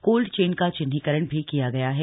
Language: Hindi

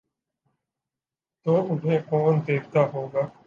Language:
Urdu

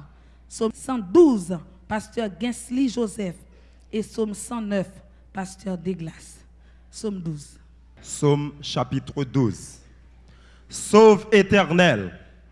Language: French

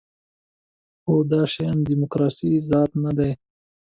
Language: Pashto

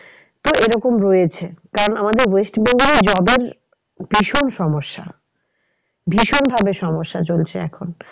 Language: Bangla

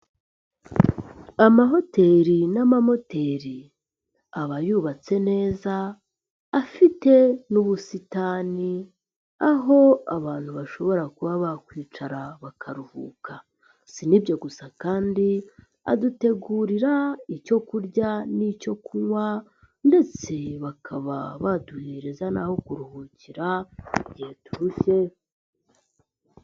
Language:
Kinyarwanda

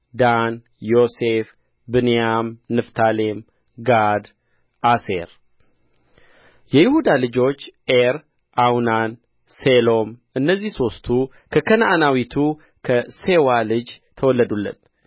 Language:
Amharic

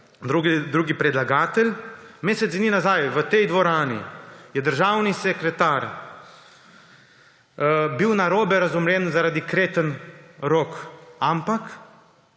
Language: Slovenian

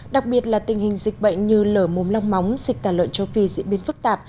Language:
Vietnamese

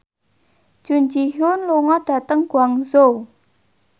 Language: Javanese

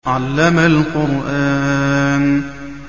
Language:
Arabic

